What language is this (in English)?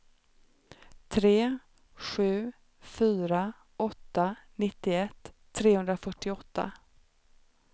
Swedish